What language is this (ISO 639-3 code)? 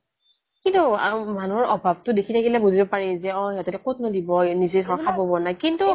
asm